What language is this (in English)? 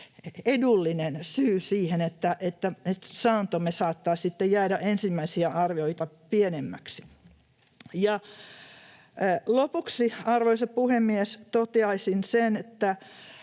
Finnish